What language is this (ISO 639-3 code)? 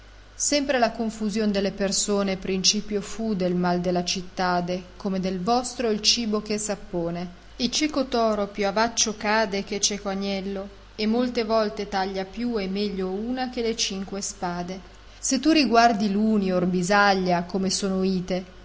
ita